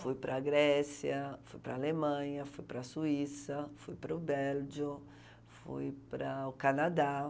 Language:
Portuguese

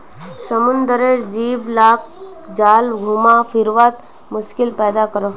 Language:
Magahi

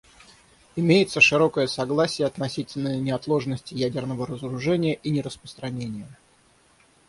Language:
Russian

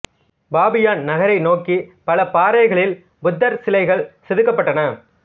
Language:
Tamil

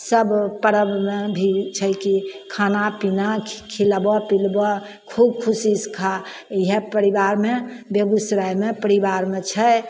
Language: Maithili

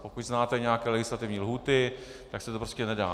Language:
Czech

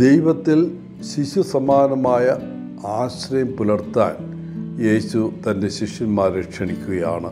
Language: Malayalam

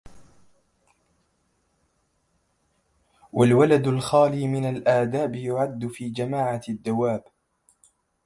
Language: Arabic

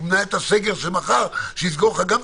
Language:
Hebrew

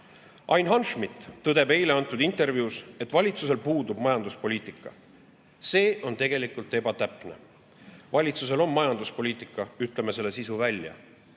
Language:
Estonian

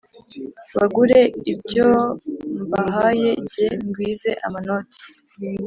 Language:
Kinyarwanda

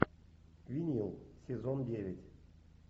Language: Russian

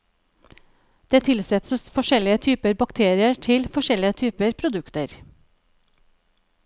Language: Norwegian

